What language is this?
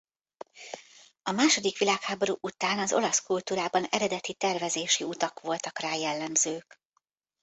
Hungarian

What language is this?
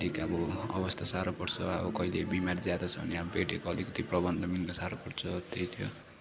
Nepali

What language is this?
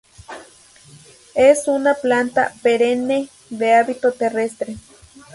Spanish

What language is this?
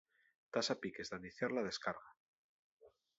Asturian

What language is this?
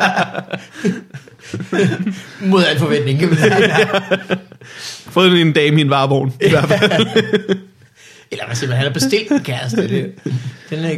Danish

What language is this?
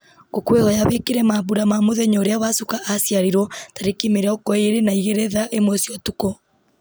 Kikuyu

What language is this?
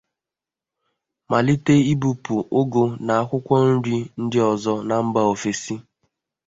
Igbo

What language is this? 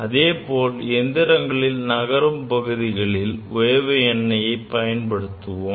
Tamil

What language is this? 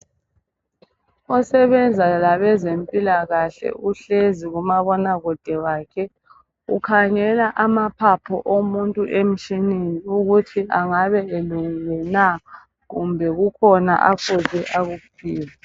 North Ndebele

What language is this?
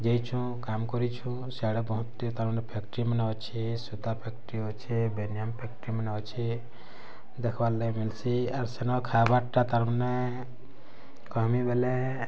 Odia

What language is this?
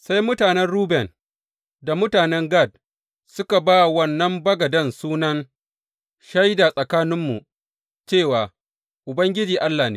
Hausa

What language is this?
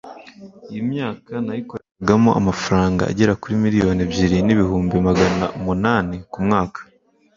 Kinyarwanda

